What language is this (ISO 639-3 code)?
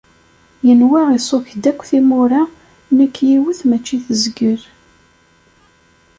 kab